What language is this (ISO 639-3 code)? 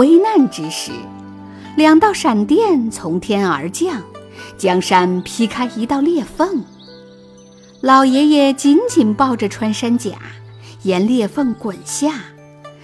zho